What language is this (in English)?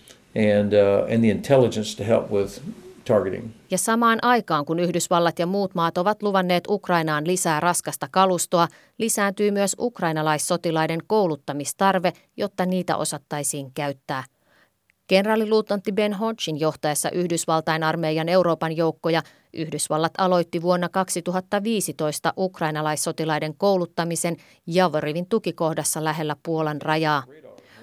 Finnish